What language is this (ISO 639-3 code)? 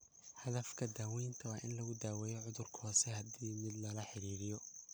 som